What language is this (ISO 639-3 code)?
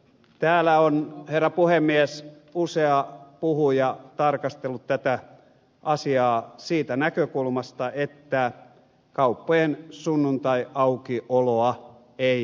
fin